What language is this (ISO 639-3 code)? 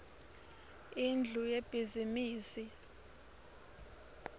ssw